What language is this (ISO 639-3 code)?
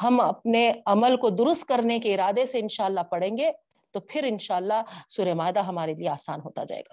urd